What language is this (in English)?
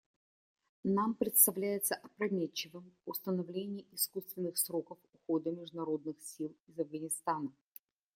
Russian